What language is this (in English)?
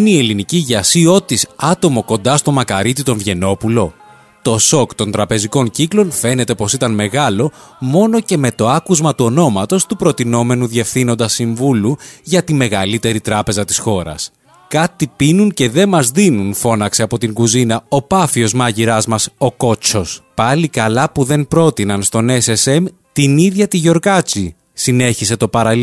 Greek